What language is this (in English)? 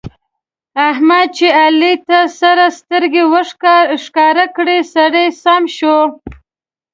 Pashto